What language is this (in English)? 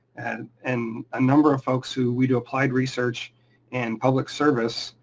English